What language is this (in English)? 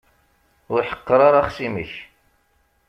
Kabyle